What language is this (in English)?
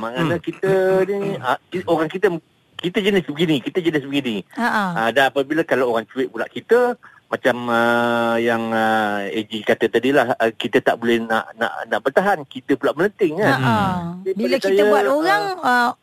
Malay